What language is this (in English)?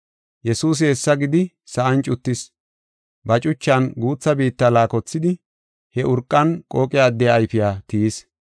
Gofa